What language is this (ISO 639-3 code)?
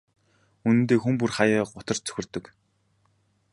mon